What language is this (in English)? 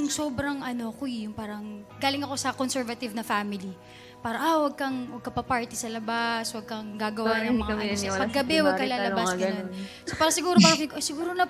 Filipino